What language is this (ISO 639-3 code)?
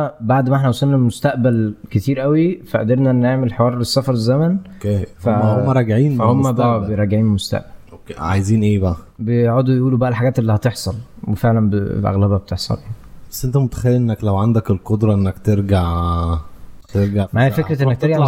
ara